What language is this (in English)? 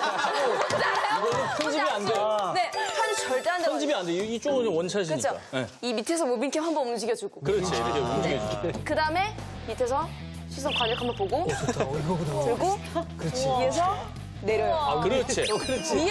Korean